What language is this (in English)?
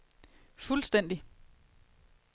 Danish